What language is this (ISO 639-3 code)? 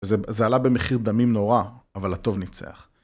heb